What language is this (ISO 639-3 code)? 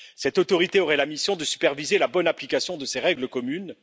fra